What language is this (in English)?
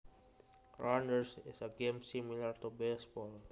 Javanese